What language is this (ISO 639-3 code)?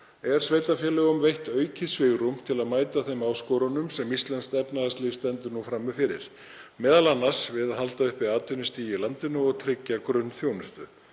isl